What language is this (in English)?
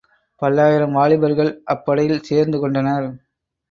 Tamil